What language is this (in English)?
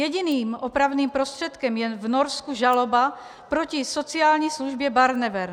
Czech